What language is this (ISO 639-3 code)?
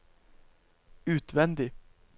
nor